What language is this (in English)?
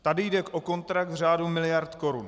Czech